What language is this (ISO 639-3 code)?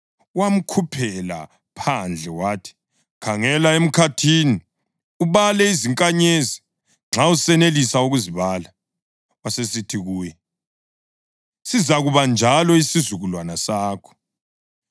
nde